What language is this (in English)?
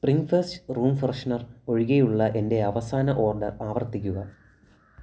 Malayalam